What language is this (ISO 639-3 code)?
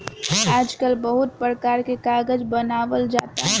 bho